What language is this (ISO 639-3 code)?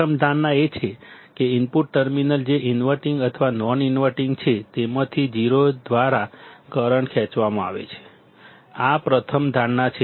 guj